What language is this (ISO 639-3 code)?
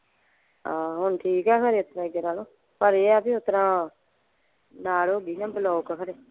pan